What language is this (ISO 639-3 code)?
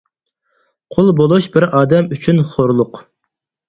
uig